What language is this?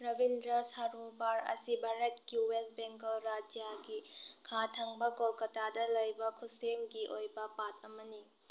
Manipuri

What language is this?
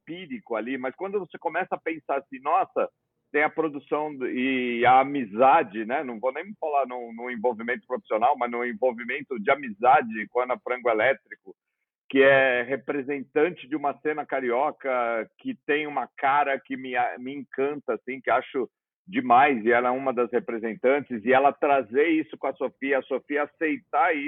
Portuguese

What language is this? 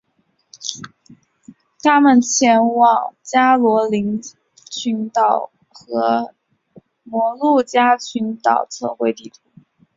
Chinese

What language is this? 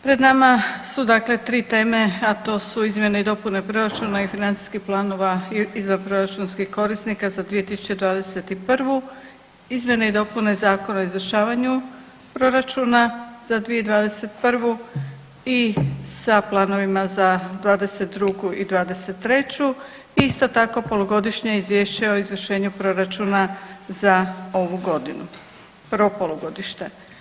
Croatian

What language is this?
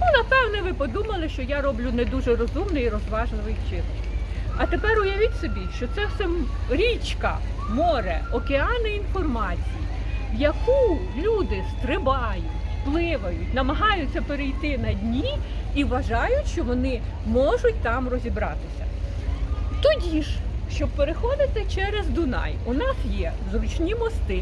Ukrainian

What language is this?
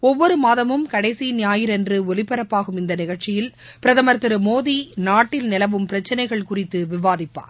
Tamil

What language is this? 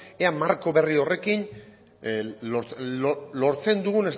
Basque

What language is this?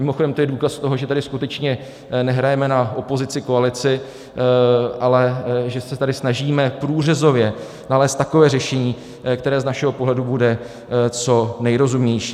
Czech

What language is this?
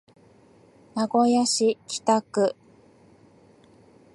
Japanese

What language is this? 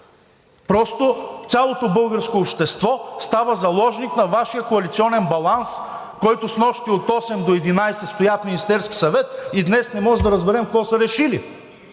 Bulgarian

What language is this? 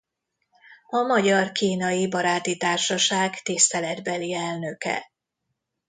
Hungarian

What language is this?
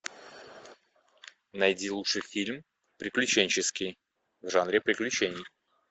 Russian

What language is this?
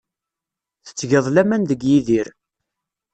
Kabyle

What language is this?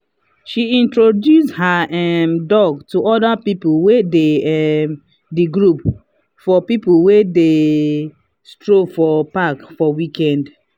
Nigerian Pidgin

